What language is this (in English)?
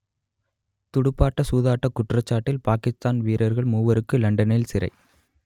Tamil